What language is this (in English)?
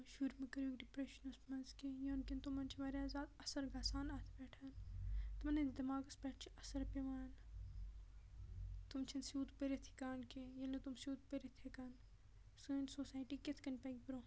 Kashmiri